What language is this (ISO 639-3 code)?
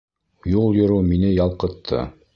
bak